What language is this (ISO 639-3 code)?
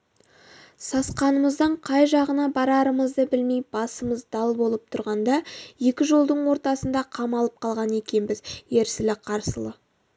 kaz